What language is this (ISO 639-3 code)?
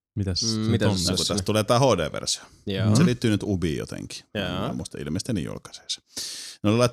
fin